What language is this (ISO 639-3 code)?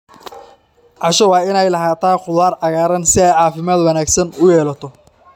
som